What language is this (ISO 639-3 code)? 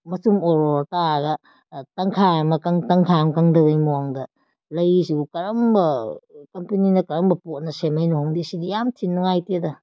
mni